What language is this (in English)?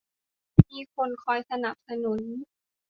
Thai